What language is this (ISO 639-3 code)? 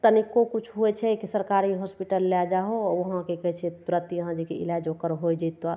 mai